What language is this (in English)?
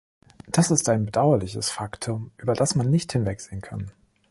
German